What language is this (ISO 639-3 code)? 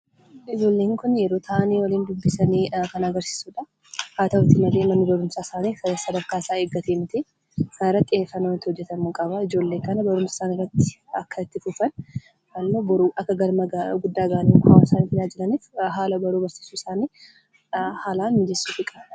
orm